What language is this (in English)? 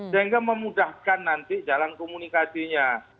Indonesian